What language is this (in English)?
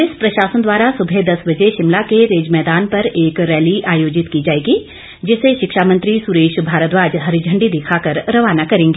Hindi